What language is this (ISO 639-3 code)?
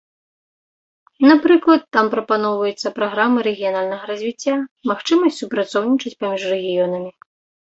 bel